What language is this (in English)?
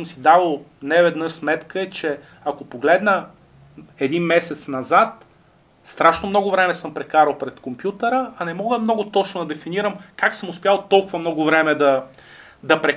Bulgarian